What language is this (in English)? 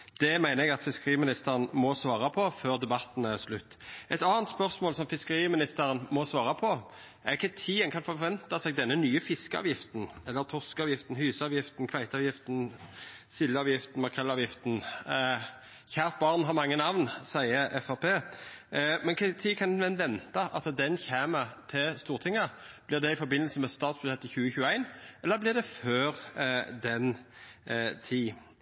Norwegian Nynorsk